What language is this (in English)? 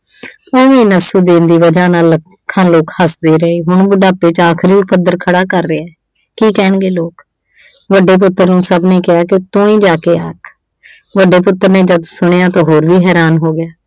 Punjabi